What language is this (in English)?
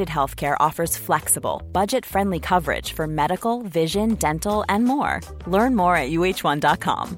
Hindi